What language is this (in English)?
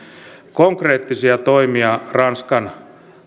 Finnish